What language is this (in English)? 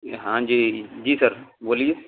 Urdu